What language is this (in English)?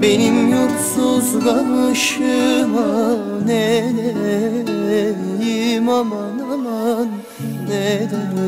Turkish